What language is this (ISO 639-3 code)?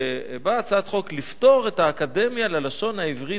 heb